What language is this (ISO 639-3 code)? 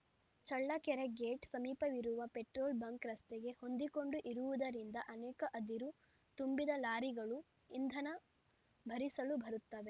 kan